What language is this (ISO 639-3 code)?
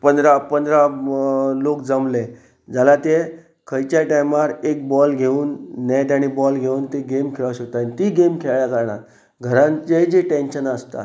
kok